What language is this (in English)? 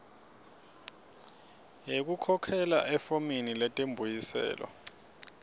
Swati